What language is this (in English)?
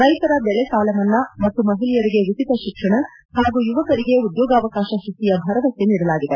Kannada